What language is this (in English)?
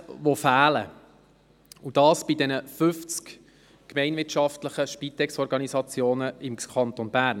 Swiss German